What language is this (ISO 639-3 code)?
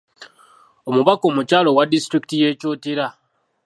lug